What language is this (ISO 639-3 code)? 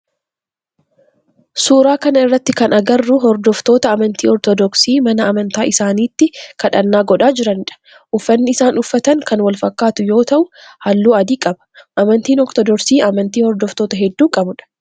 orm